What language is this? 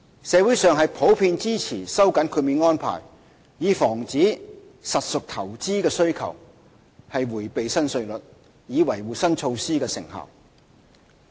Cantonese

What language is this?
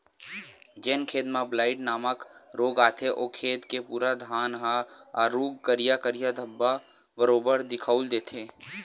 Chhattisgarhi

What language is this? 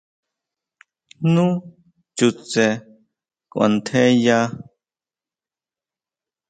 Huautla Mazatec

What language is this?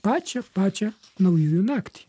Lithuanian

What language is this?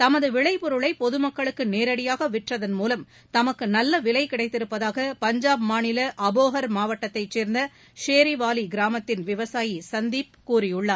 Tamil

